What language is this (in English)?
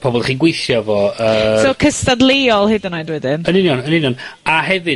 Welsh